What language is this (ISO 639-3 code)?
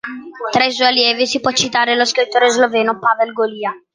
ita